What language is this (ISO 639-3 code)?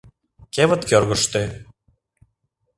chm